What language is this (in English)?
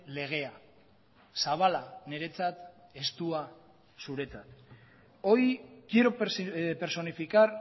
Basque